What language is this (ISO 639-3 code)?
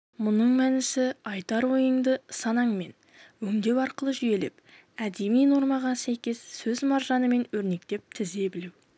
kaz